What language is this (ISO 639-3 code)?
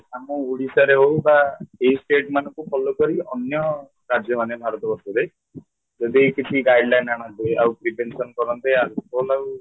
ori